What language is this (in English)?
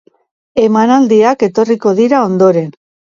Basque